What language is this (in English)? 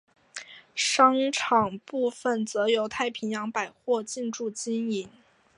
Chinese